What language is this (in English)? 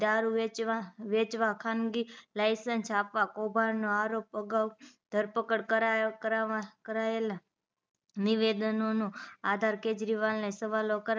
Gujarati